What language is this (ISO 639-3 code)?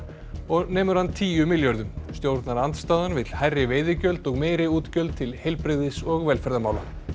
isl